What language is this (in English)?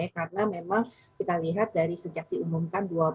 Indonesian